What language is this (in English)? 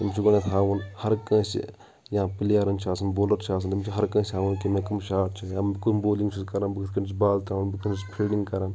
Kashmiri